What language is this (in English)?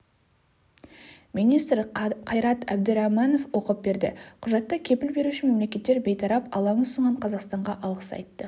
Kazakh